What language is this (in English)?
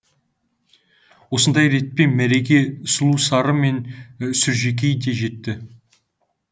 Kazakh